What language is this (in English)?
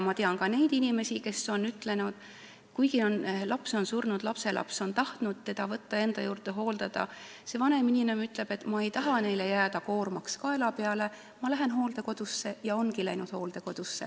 Estonian